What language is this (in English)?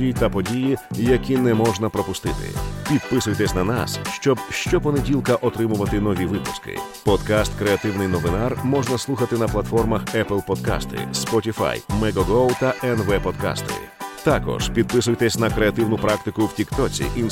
Ukrainian